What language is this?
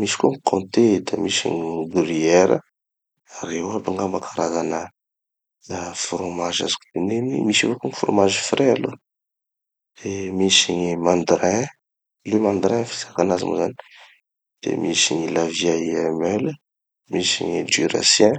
Tanosy Malagasy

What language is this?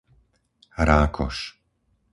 Slovak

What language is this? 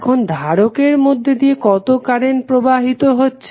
Bangla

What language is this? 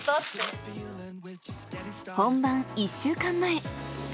Japanese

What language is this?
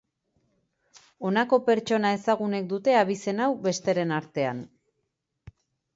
Basque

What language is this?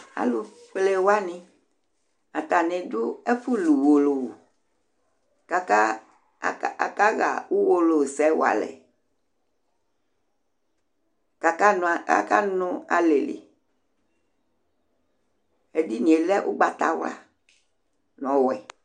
Ikposo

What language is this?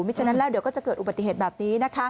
Thai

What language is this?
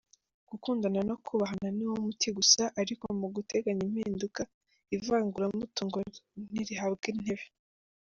Kinyarwanda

